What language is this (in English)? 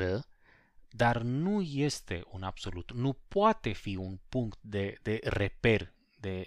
Romanian